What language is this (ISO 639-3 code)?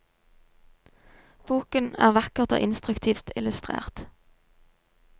nor